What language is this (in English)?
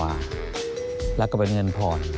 Thai